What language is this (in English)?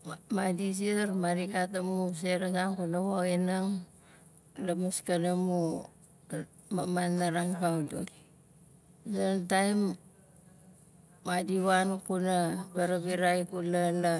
Nalik